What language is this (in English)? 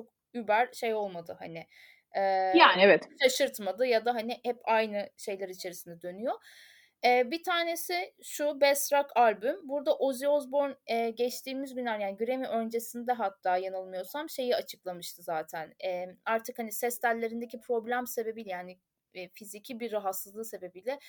Turkish